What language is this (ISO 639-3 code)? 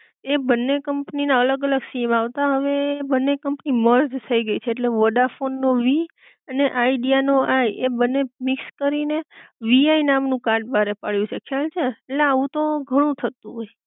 guj